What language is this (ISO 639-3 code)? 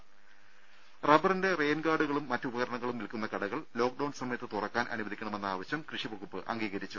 mal